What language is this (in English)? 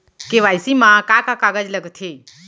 Chhattisgarhi